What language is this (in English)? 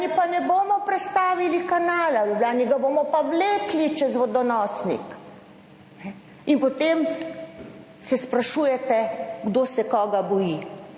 Slovenian